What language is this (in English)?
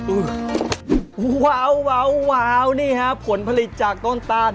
Thai